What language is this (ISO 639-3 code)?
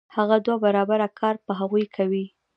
pus